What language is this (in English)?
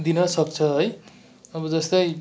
Nepali